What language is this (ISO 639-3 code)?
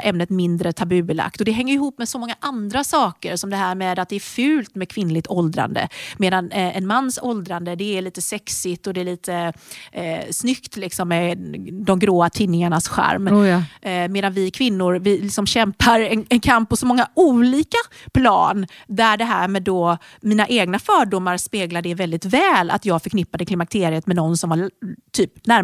swe